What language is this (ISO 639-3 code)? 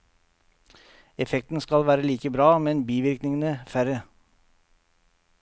nor